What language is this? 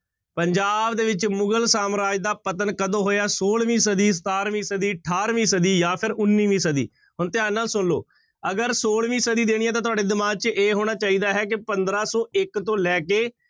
Punjabi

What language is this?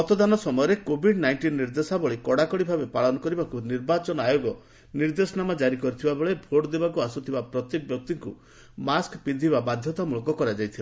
Odia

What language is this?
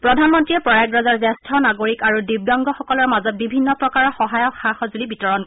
Assamese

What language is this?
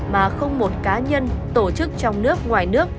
Vietnamese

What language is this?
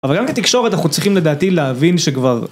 Hebrew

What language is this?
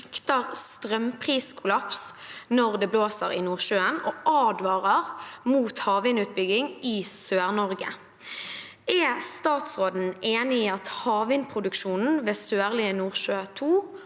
Norwegian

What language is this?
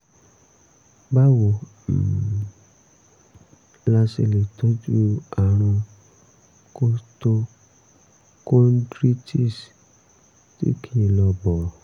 Yoruba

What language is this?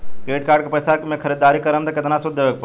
Bhojpuri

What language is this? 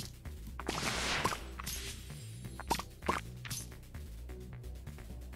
Romanian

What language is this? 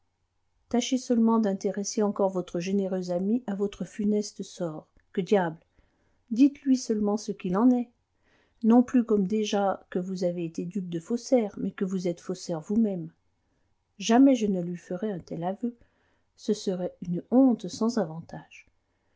French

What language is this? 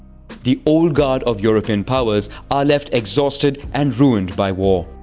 English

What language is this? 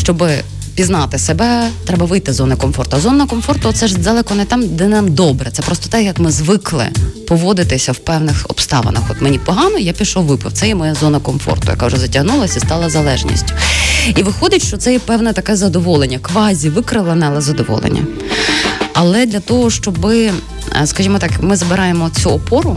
Ukrainian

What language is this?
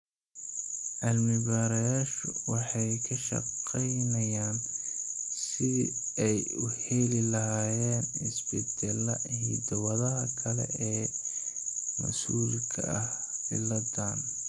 Somali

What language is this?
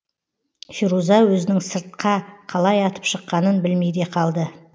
Kazakh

